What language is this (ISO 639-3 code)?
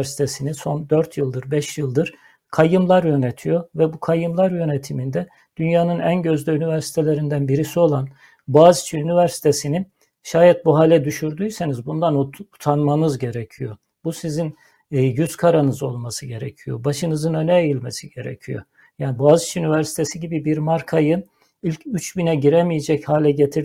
tur